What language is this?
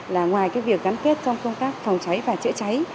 Vietnamese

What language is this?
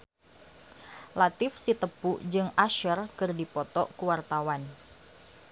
Sundanese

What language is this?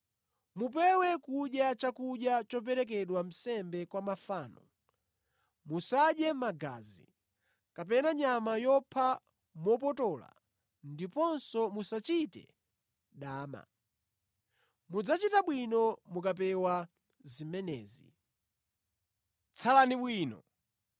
Nyanja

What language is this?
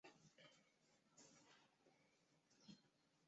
Chinese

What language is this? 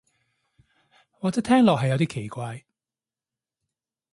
Cantonese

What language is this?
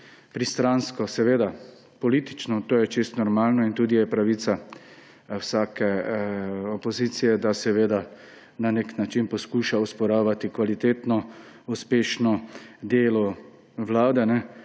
Slovenian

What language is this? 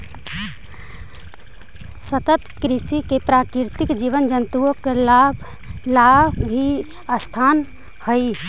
Magahi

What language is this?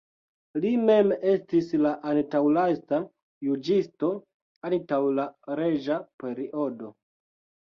Esperanto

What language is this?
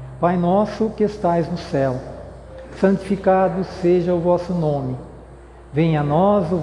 Portuguese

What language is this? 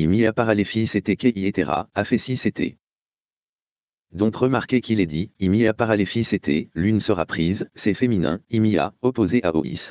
French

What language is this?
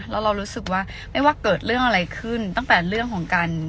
Thai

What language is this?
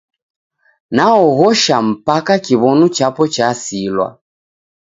Taita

